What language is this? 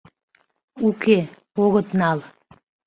Mari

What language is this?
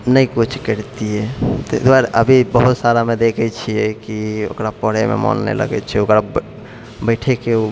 Maithili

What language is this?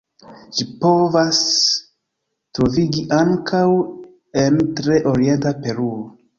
Esperanto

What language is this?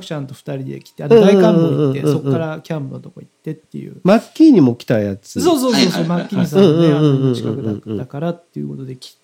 Japanese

